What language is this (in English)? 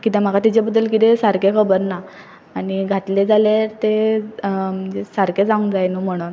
Konkani